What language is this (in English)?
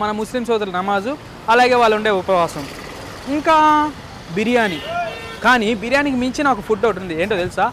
Telugu